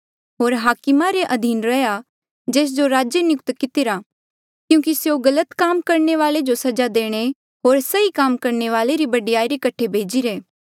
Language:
Mandeali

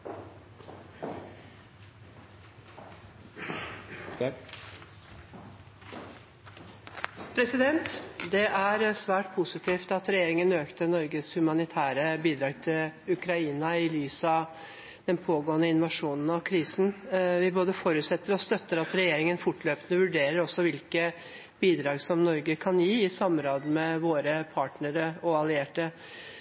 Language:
Norwegian Bokmål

